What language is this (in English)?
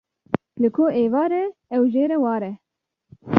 Kurdish